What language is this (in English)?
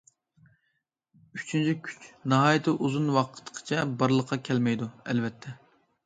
Uyghur